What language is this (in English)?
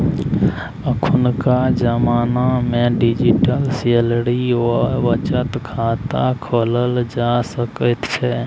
Maithili